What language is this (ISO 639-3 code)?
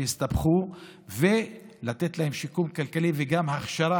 heb